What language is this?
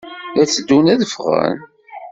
Kabyle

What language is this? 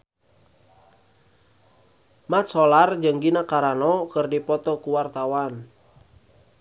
Sundanese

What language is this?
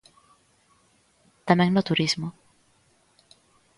Galician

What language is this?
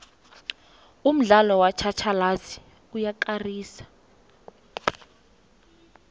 South Ndebele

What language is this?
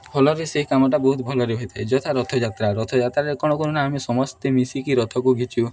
Odia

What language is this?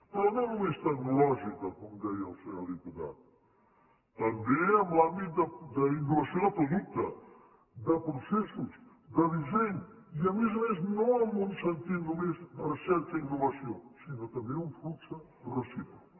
Catalan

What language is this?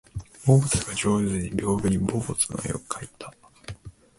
Japanese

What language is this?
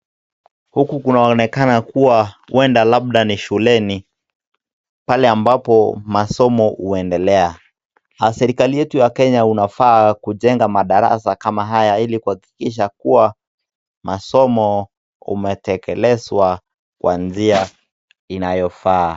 Swahili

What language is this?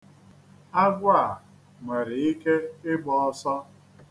Igbo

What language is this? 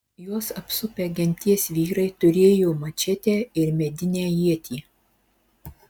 Lithuanian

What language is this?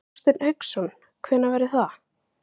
Icelandic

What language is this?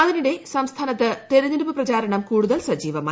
Malayalam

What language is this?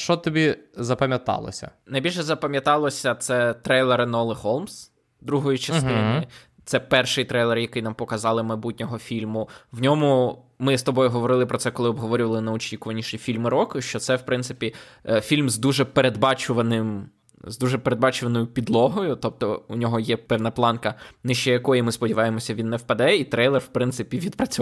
Ukrainian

